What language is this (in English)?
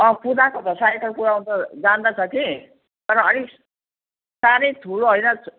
Nepali